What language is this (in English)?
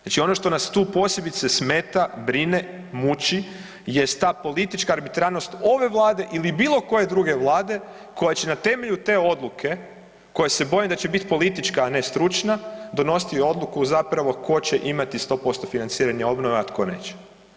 Croatian